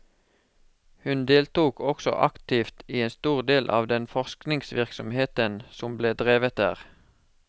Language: Norwegian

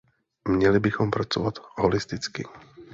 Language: Czech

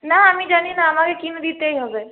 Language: Bangla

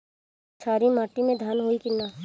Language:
Bhojpuri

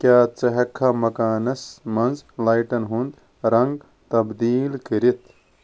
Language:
Kashmiri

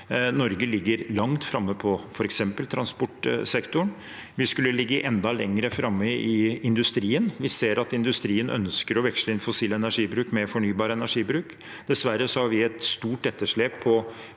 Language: Norwegian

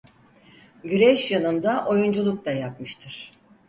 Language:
Turkish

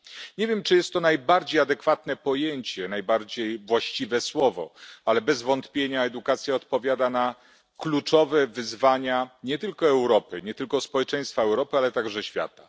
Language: Polish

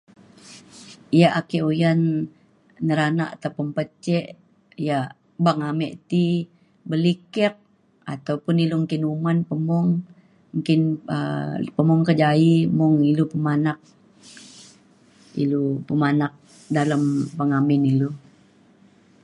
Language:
Mainstream Kenyah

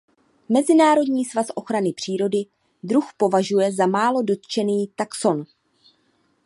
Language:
Czech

